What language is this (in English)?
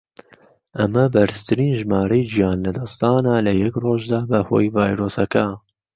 Central Kurdish